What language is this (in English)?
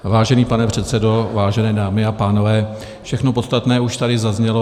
Czech